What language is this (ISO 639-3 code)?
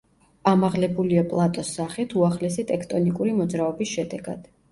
kat